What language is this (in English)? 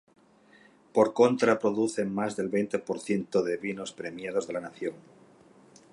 Spanish